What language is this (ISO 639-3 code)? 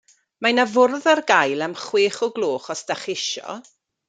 cym